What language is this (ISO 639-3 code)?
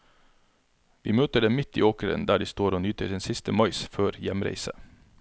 nor